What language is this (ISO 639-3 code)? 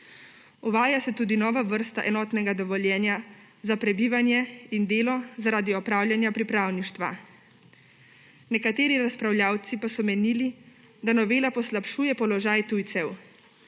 slv